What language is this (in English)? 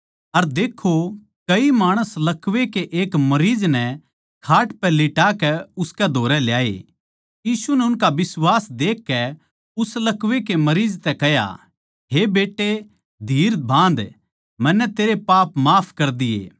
Haryanvi